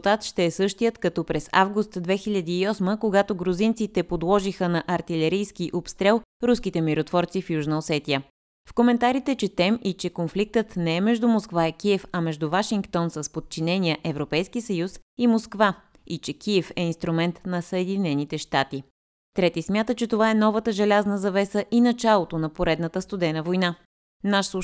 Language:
Bulgarian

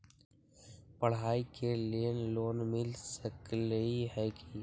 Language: Magahi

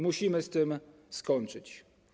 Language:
Polish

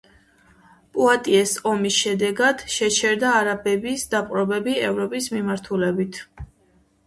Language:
Georgian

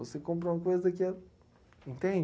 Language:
Portuguese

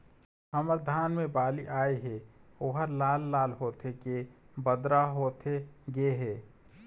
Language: Chhattisgarhi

